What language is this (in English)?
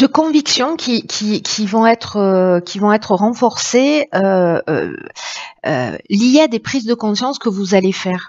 French